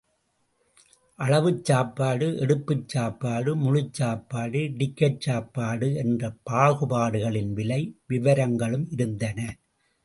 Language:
Tamil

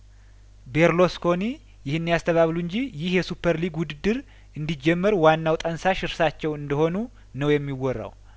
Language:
Amharic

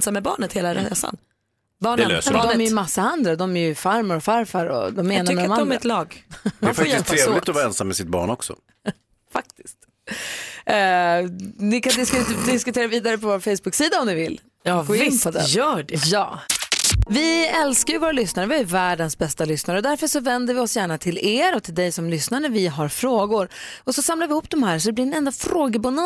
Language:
Swedish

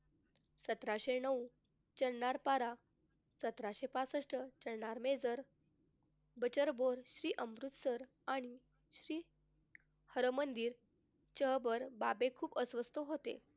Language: Marathi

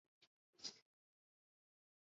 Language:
Chinese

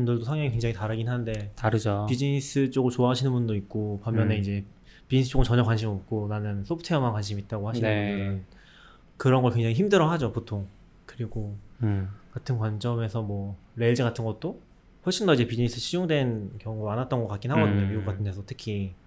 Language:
Korean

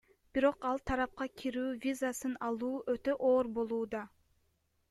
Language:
Kyrgyz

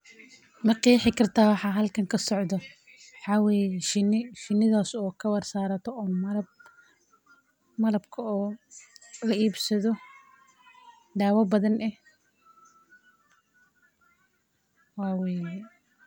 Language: Somali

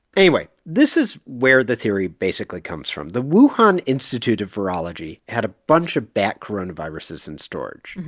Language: English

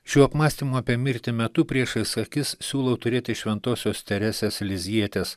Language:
Lithuanian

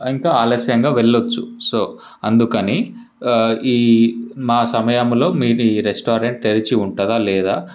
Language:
Telugu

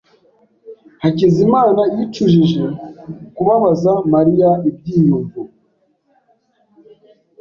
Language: Kinyarwanda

